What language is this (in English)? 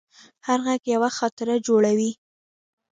Pashto